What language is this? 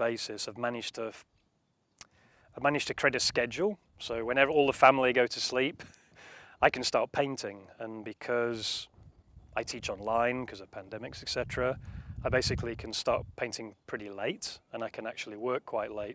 English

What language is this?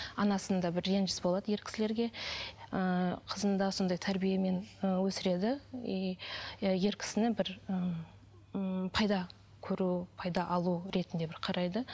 Kazakh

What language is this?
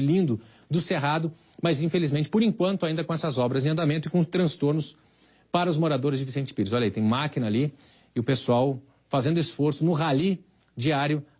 Portuguese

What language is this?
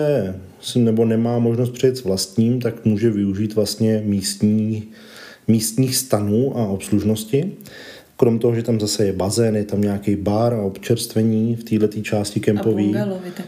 Czech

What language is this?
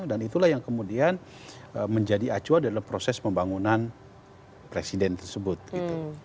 Indonesian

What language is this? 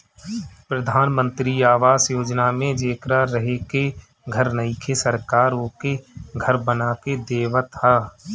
Bhojpuri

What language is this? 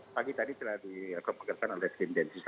Indonesian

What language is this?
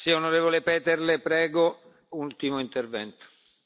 Slovenian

